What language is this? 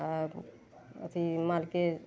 Maithili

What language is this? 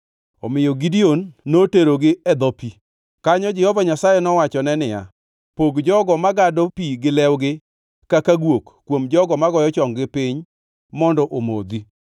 Luo (Kenya and Tanzania)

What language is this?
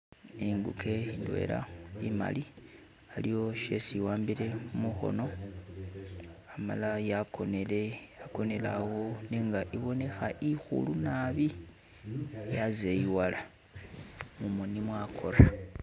Masaaba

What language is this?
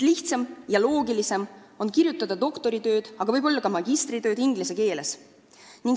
Estonian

